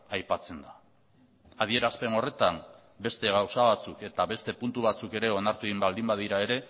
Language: Basque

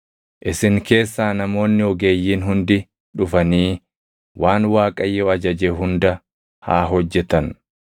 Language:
Oromo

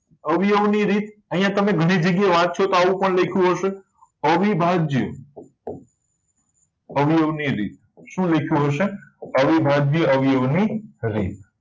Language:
Gujarati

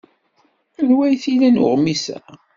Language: Kabyle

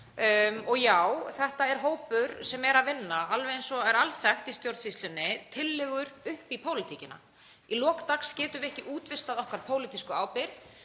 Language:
Icelandic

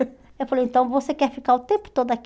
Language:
Portuguese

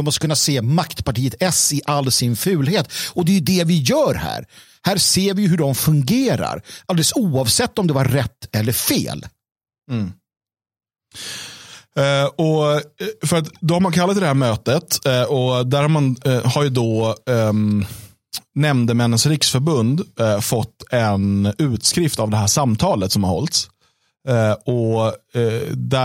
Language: Swedish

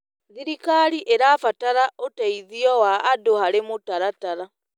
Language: Kikuyu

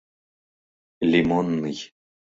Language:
Mari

